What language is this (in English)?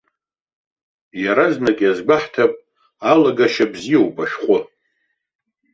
Abkhazian